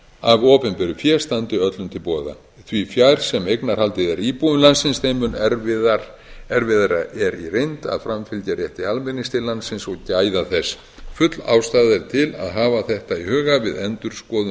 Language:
Icelandic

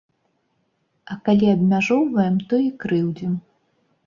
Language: Belarusian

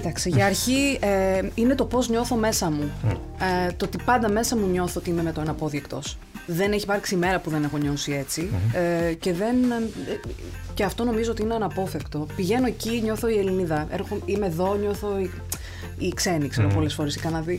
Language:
Greek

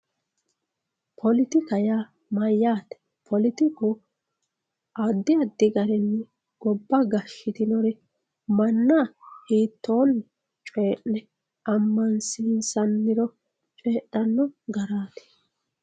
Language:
Sidamo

